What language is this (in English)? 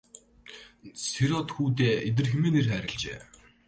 Mongolian